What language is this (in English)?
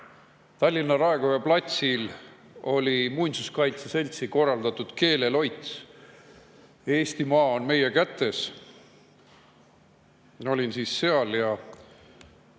Estonian